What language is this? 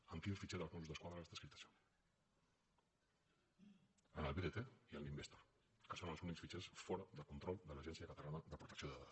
Catalan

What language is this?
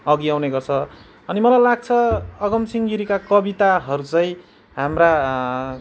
Nepali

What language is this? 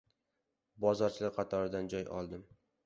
Uzbek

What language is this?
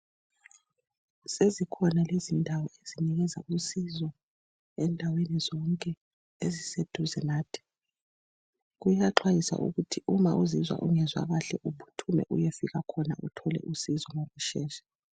North Ndebele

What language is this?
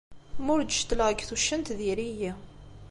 Kabyle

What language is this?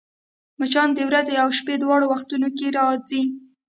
Pashto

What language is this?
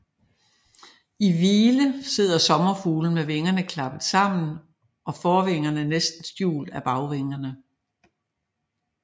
Danish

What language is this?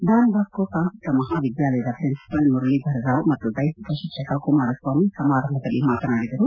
Kannada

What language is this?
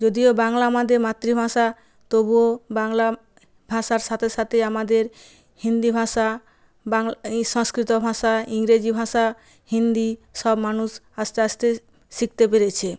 Bangla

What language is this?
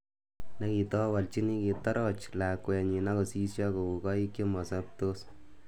Kalenjin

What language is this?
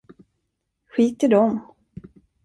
Swedish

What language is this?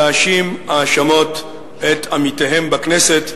Hebrew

